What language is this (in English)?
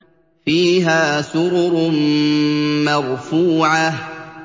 Arabic